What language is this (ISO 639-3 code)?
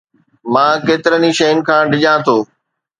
snd